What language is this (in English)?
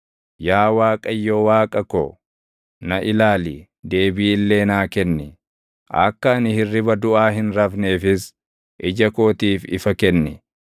Oromo